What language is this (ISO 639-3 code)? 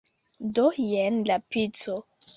epo